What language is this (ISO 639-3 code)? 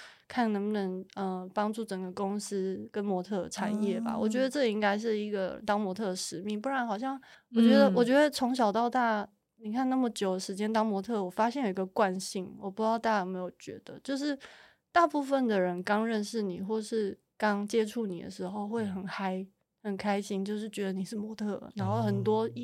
zho